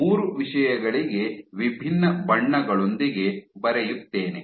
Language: Kannada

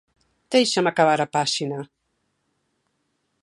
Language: Galician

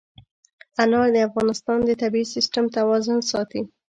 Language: Pashto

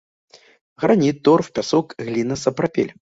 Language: Belarusian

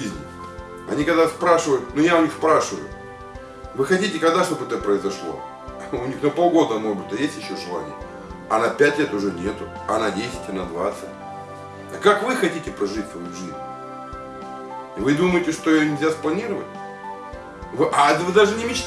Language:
Russian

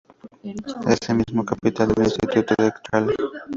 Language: Spanish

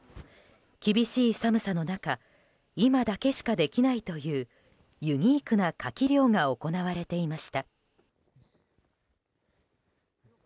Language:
Japanese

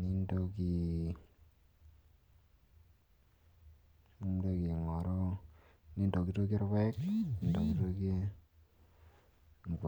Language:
Masai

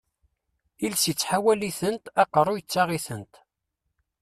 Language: Kabyle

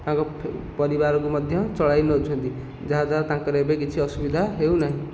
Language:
Odia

